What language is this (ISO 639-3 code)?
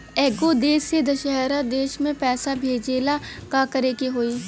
bho